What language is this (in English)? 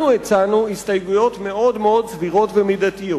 Hebrew